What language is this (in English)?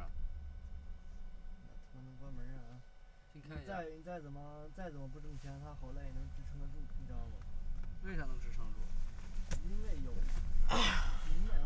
Chinese